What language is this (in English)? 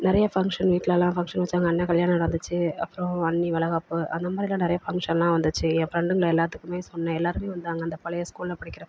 Tamil